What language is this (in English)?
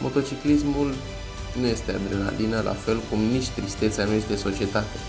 Romanian